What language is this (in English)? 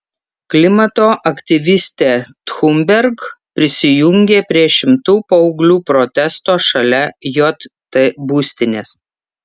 Lithuanian